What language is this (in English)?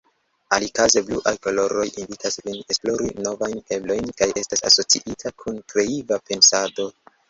Esperanto